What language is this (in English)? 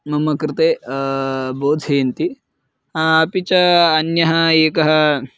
Sanskrit